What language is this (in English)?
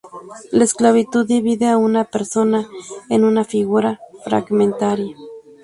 Spanish